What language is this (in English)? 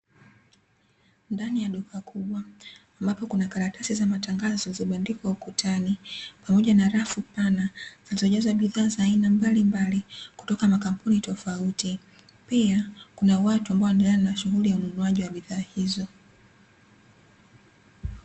Swahili